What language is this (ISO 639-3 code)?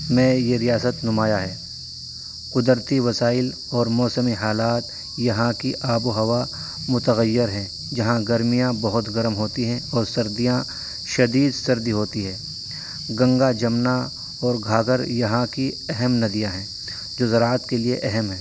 urd